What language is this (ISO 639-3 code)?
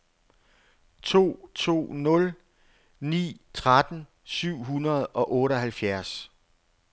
dan